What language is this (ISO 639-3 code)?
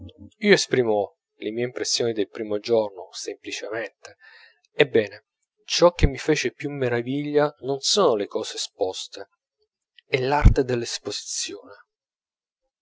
ita